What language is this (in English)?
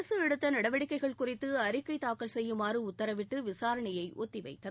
Tamil